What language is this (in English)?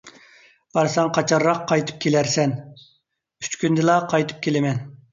Uyghur